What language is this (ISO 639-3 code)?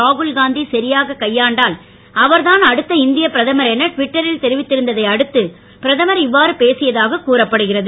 tam